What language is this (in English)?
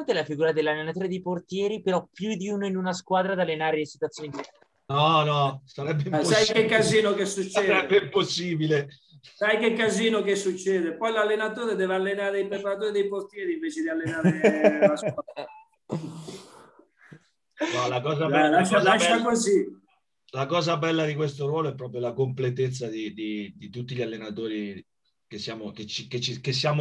Italian